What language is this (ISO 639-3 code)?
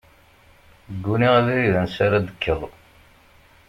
kab